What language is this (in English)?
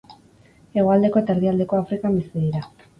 Basque